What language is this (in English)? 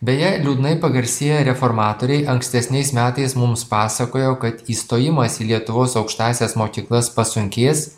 Lithuanian